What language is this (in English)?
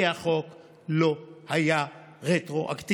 Hebrew